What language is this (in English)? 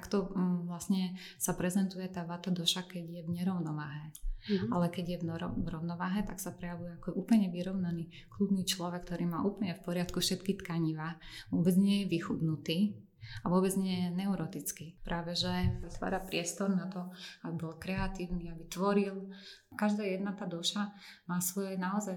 Slovak